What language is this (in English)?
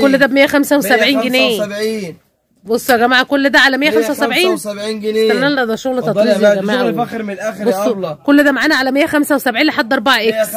Arabic